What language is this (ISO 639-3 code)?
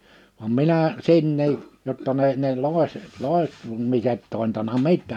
fin